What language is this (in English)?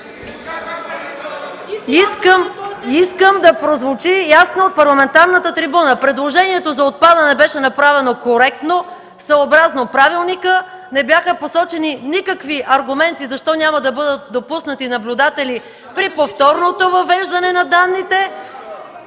Bulgarian